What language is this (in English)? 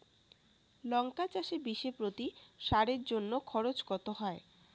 Bangla